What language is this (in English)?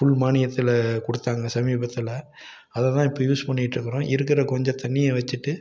Tamil